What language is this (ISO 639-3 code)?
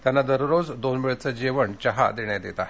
mar